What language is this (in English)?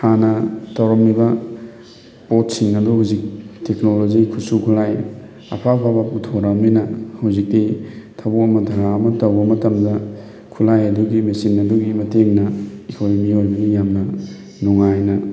Manipuri